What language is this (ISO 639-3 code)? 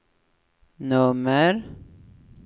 swe